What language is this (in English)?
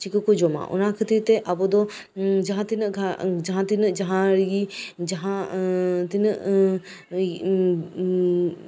Santali